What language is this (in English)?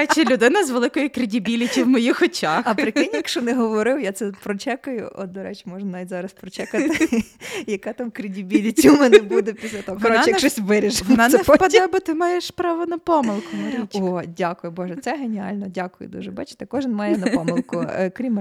Ukrainian